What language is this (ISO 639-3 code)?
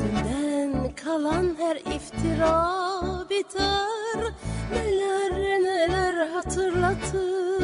tur